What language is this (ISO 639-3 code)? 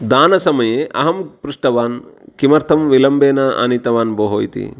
san